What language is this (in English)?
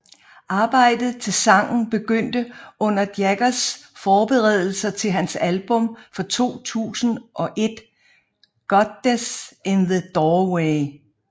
Danish